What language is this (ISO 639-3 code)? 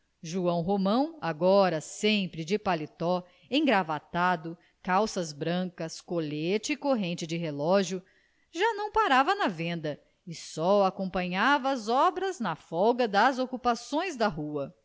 por